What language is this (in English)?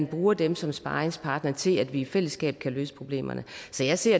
Danish